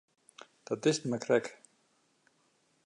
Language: Western Frisian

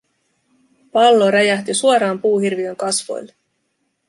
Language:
Finnish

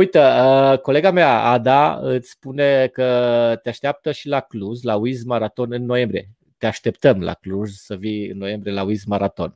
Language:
Romanian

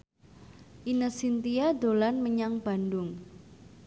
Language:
Javanese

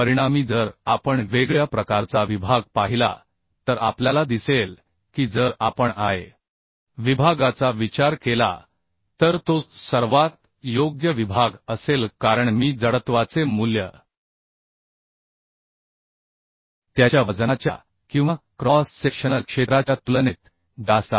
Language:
Marathi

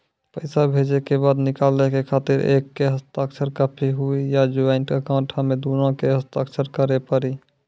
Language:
Maithili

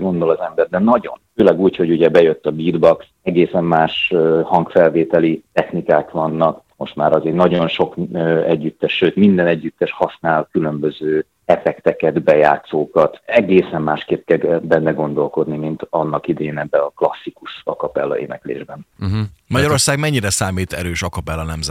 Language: Hungarian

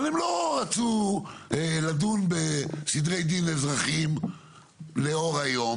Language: Hebrew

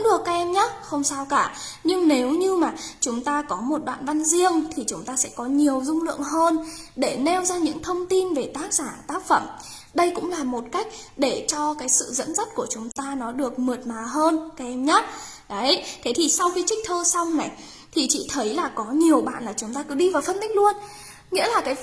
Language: Vietnamese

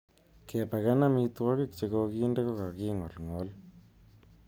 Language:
Kalenjin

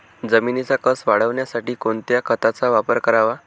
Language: Marathi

